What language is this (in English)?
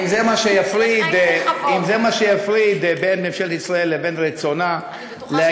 Hebrew